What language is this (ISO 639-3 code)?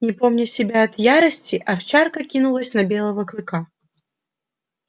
rus